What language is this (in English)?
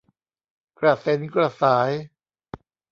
Thai